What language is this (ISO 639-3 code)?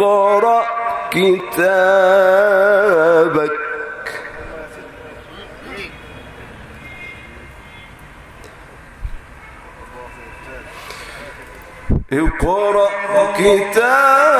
ara